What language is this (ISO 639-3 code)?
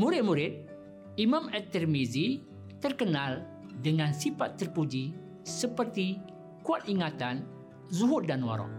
msa